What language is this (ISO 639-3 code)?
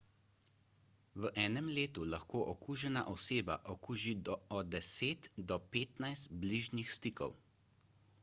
slv